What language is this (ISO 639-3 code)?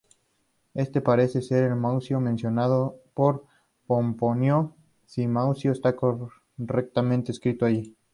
spa